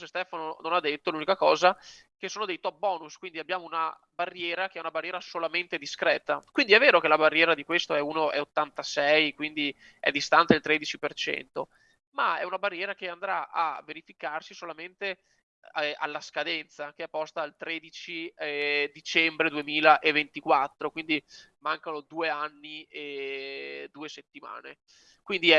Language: Italian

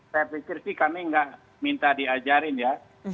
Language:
Indonesian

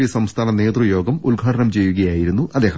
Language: Malayalam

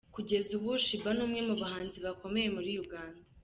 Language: Kinyarwanda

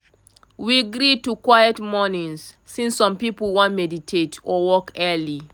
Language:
Nigerian Pidgin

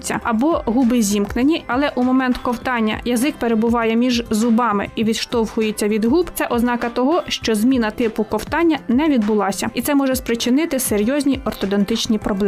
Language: Ukrainian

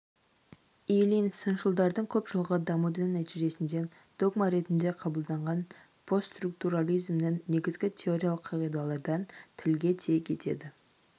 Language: Kazakh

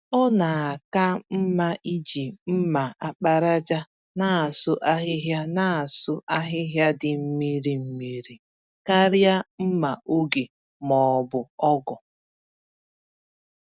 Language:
Igbo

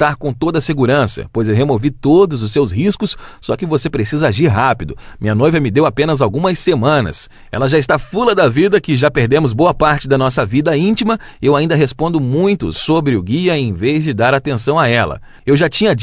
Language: Portuguese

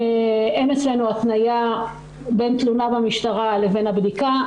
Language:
Hebrew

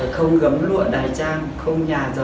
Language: Vietnamese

